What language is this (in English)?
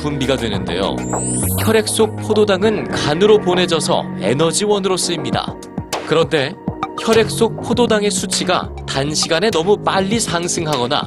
Korean